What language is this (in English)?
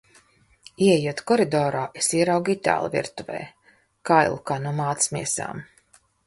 Latvian